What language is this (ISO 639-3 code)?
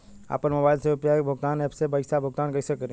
bho